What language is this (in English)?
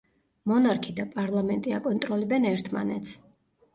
Georgian